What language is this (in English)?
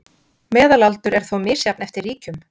Icelandic